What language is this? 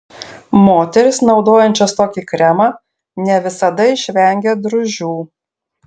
Lithuanian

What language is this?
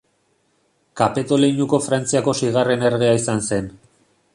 Basque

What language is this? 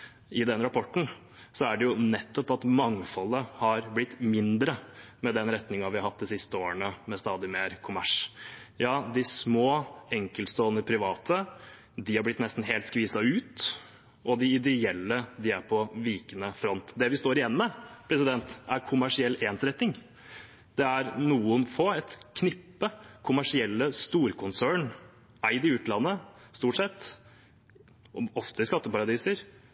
Norwegian Bokmål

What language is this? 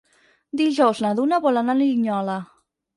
Catalan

